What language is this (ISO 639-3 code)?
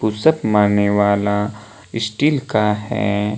hin